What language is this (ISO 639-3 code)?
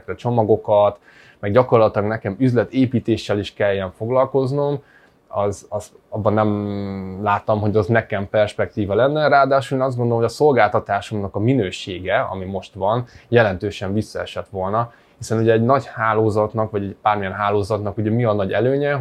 hun